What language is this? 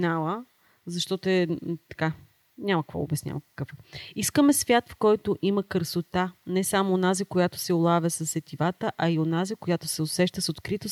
Bulgarian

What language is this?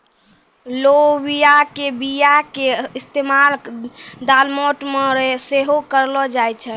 Maithili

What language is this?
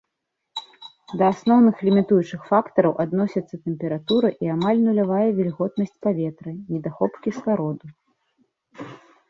Belarusian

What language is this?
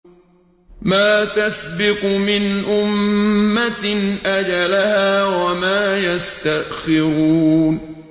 Arabic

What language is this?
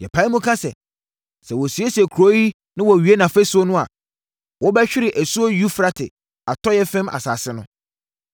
Akan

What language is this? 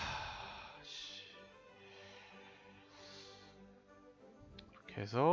Korean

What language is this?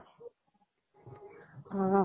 Assamese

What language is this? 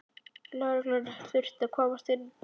Icelandic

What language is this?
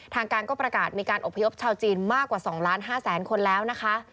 Thai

